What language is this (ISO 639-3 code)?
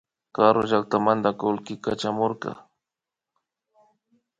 qvi